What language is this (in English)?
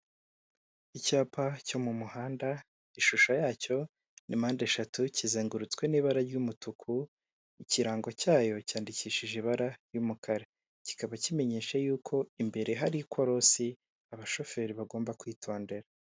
Kinyarwanda